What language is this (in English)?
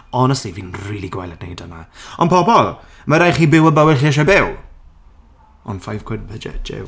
Welsh